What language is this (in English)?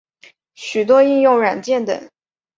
Chinese